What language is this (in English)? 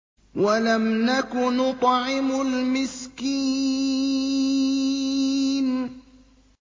Arabic